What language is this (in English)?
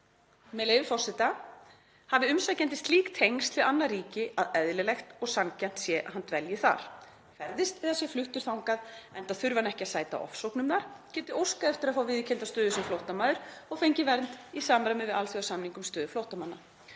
Icelandic